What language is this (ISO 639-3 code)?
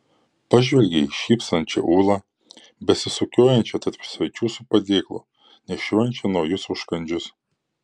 lit